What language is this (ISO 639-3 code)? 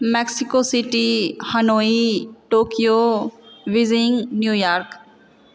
mai